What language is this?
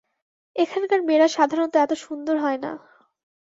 Bangla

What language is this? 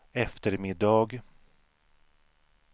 Swedish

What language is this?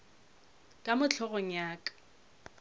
Northern Sotho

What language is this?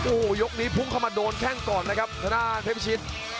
Thai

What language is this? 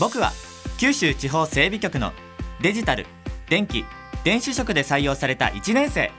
Japanese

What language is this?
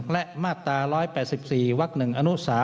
Thai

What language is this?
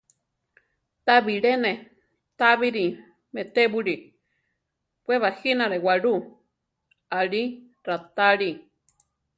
Central Tarahumara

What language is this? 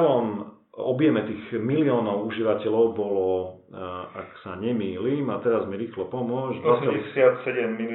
Slovak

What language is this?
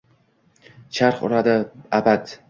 Uzbek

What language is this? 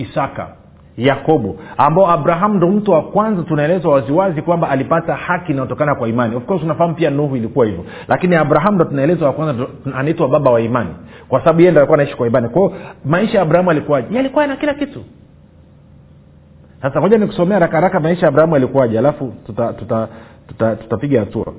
Swahili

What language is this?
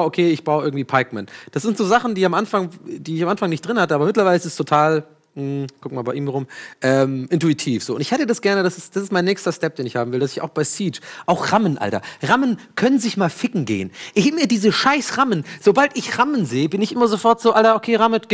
German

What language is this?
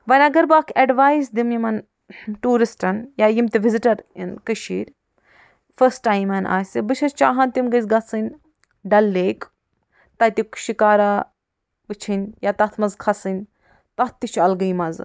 Kashmiri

